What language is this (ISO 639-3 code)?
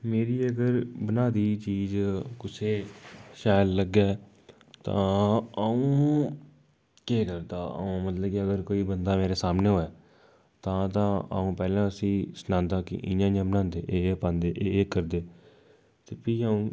doi